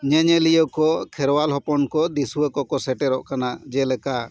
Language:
Santali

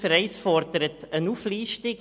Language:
Swiss German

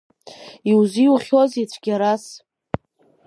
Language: Abkhazian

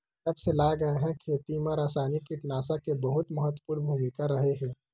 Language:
Chhattisgarhi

